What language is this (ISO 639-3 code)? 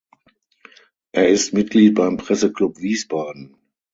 deu